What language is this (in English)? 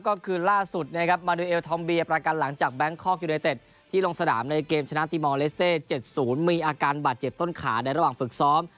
Thai